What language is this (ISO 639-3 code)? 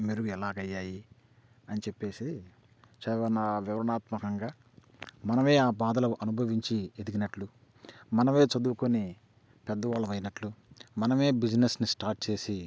tel